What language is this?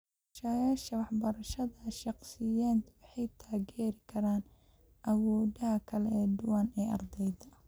Somali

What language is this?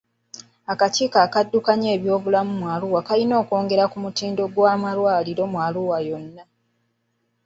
Ganda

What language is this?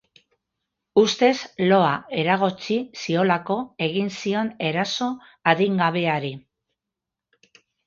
Basque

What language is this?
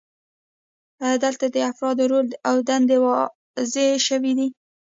Pashto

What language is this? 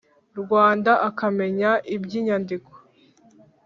Kinyarwanda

